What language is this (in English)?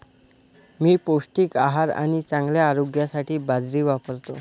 Marathi